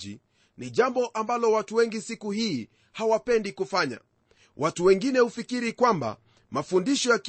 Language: Swahili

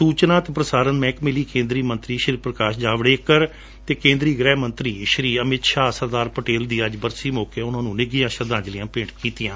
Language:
Punjabi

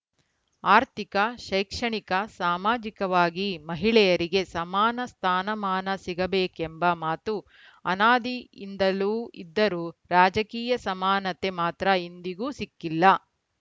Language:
Kannada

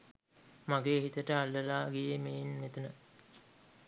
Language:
Sinhala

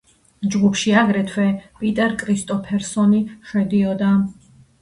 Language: Georgian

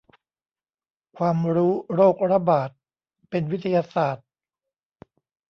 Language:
Thai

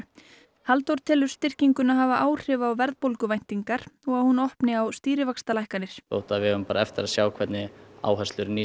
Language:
Icelandic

